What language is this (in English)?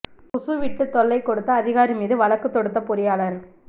Tamil